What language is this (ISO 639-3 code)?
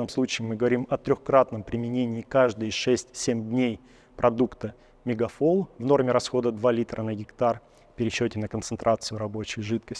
rus